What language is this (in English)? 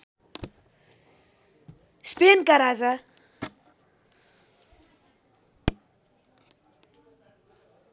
Nepali